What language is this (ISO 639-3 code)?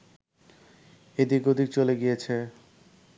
ben